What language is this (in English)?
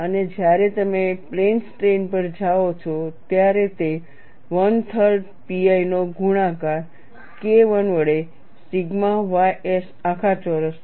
Gujarati